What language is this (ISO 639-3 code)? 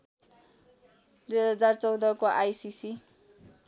nep